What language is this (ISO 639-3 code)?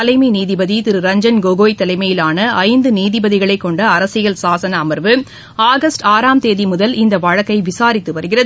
tam